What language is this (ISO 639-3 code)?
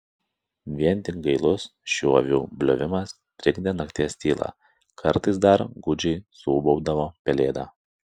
lit